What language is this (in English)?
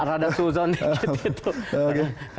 Indonesian